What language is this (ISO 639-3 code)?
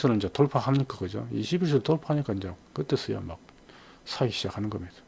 kor